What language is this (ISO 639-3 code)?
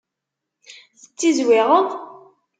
kab